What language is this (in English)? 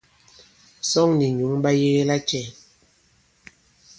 Bankon